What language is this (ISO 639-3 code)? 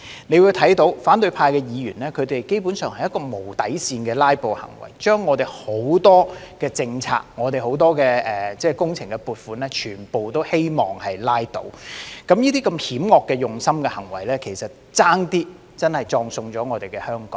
yue